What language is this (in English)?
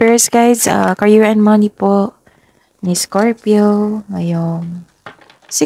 Filipino